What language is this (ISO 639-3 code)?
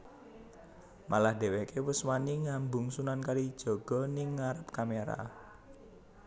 jav